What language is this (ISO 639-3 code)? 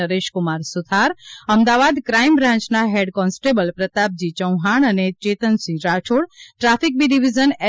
guj